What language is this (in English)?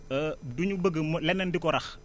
Wolof